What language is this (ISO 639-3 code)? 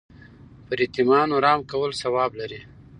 pus